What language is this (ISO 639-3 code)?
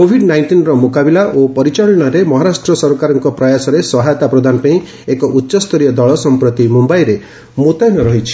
ori